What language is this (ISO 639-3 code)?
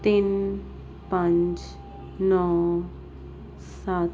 pan